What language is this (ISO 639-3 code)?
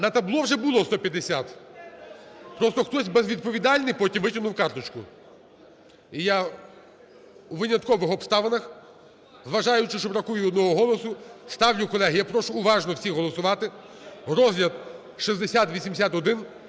ukr